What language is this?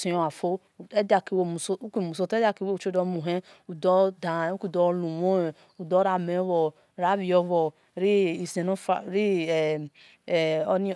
Esan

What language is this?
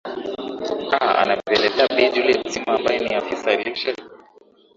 Swahili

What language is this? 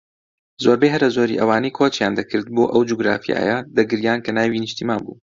Central Kurdish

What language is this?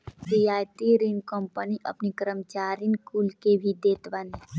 Bhojpuri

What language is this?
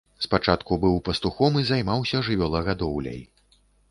Belarusian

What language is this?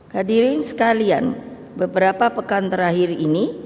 Indonesian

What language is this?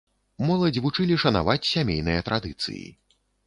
Belarusian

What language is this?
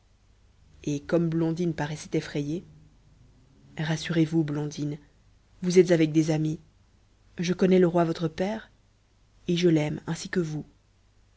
French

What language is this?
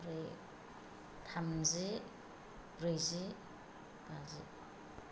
Bodo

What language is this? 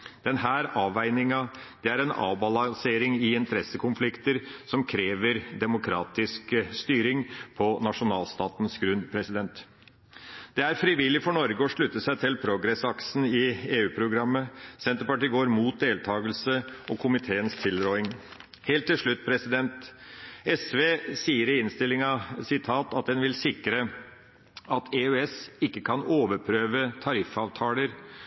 Norwegian Bokmål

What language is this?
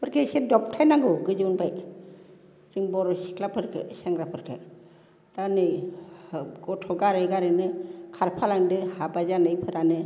Bodo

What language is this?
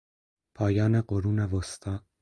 Persian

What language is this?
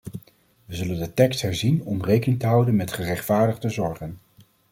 Dutch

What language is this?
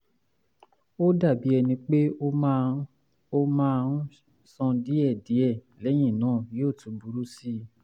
Yoruba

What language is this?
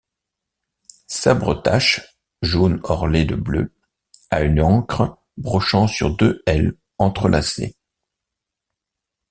French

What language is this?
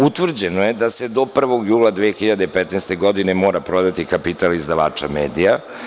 Serbian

